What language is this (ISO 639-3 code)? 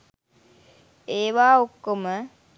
sin